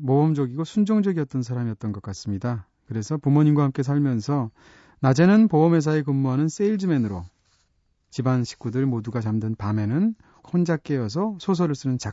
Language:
Korean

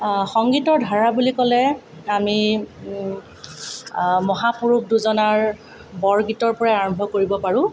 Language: Assamese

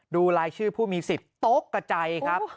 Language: Thai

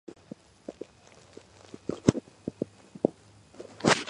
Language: Georgian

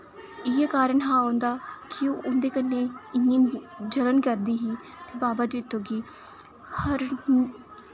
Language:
Dogri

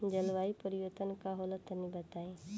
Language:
Bhojpuri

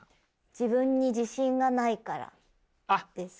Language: Japanese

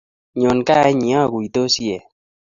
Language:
Kalenjin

